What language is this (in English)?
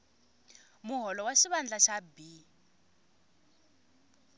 Tsonga